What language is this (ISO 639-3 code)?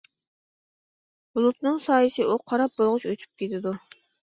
uig